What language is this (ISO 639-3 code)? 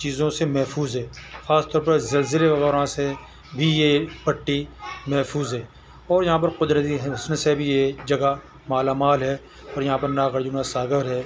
urd